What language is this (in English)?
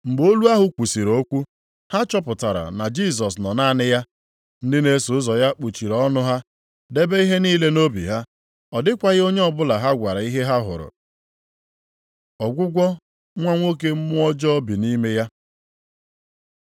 Igbo